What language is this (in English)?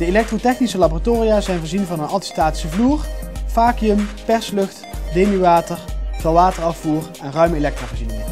Dutch